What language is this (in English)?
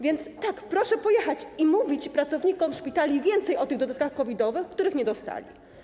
Polish